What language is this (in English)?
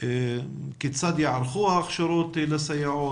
Hebrew